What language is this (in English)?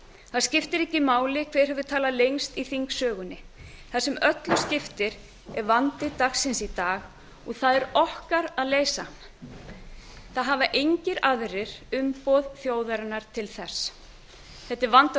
Icelandic